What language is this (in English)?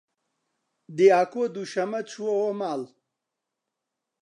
Central Kurdish